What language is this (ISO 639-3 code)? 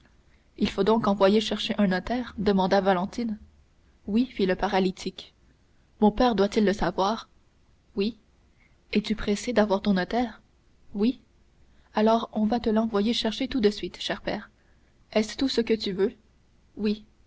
fra